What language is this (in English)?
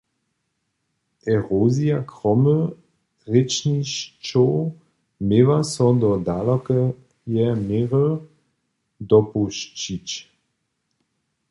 Upper Sorbian